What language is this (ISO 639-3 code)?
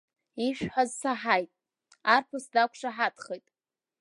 abk